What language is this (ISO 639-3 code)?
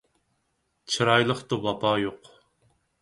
uig